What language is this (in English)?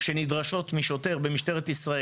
Hebrew